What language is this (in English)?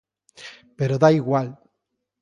Galician